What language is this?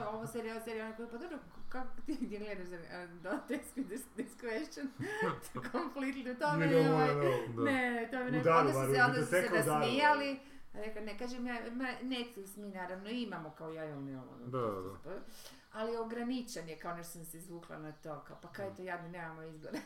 Croatian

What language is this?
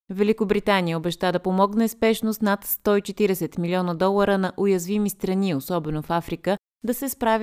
Bulgarian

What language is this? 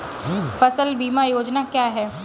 Hindi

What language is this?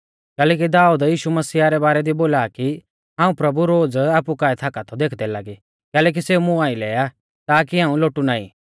Mahasu Pahari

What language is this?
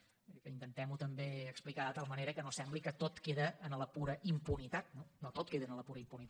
Catalan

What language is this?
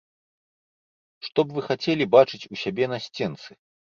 Belarusian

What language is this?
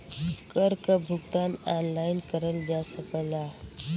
Bhojpuri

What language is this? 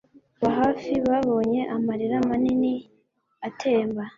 Kinyarwanda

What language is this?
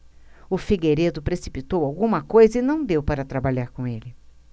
Portuguese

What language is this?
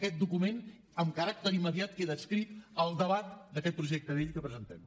Catalan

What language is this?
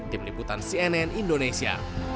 Indonesian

